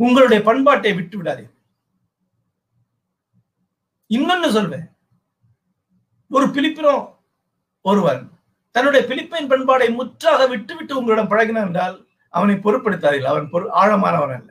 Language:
Tamil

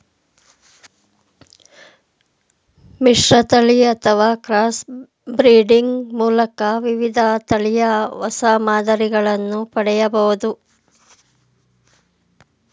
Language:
Kannada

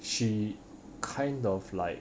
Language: English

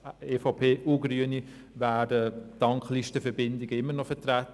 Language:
Swiss German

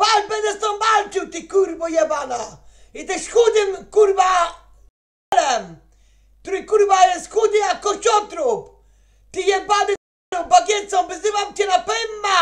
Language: Polish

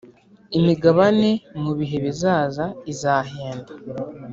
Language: Kinyarwanda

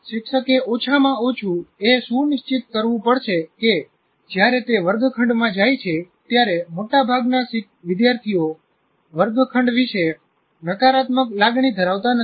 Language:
Gujarati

